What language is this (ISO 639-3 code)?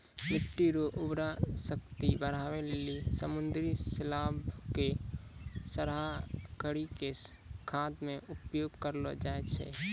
mai